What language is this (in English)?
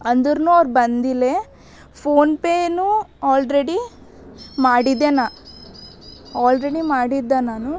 Kannada